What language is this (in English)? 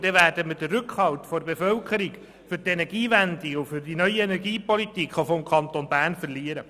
Swiss German